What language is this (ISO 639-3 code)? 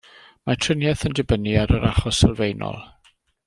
cym